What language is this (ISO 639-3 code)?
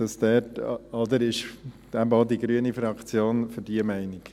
gsw